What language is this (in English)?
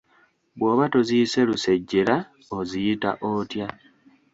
Ganda